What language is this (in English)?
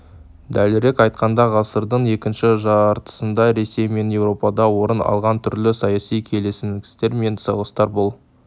Kazakh